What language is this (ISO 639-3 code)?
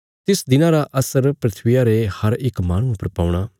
kfs